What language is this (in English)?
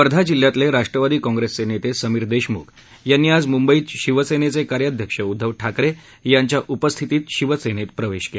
Marathi